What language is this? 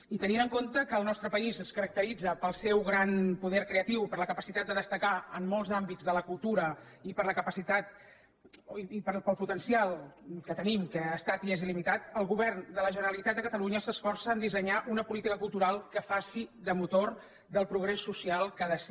Catalan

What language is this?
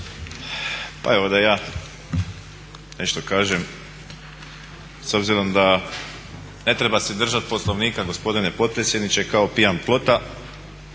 Croatian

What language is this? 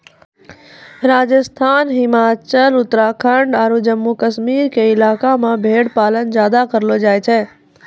Maithili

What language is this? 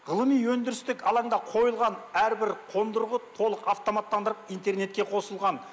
Kazakh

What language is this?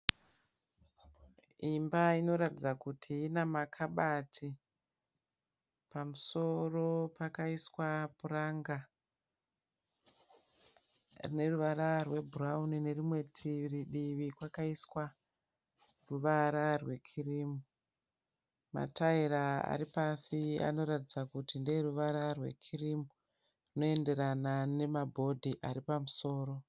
Shona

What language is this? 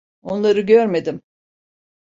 Turkish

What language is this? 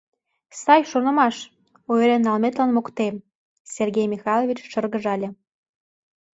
Mari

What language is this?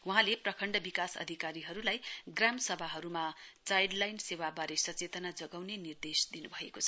Nepali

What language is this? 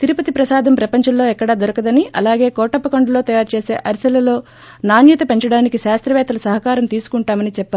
Telugu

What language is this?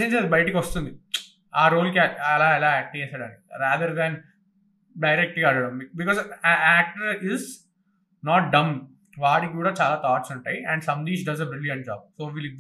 Telugu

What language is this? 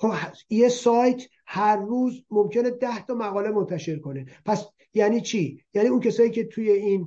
Persian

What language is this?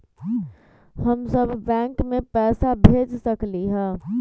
Magahi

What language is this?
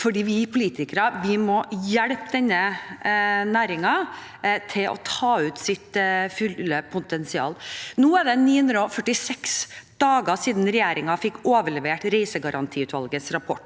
Norwegian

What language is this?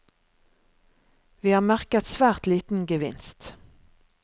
Norwegian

